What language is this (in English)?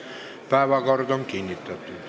Estonian